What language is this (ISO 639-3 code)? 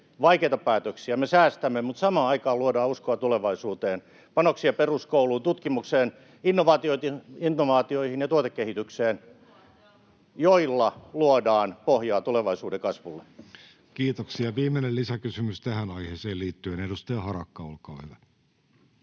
fin